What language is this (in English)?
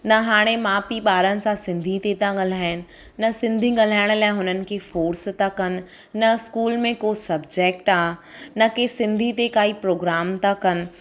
Sindhi